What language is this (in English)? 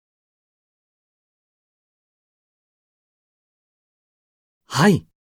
Japanese